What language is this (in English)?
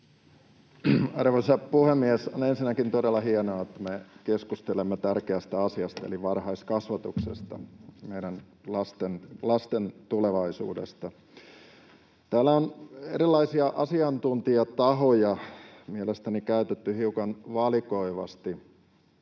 Finnish